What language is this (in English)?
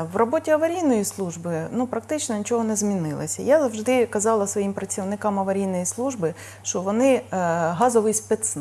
Ukrainian